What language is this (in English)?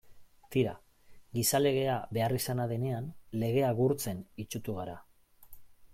Basque